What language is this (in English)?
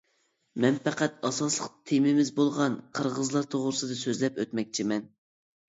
Uyghur